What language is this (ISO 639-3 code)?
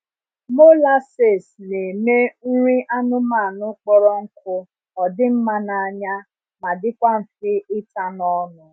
ibo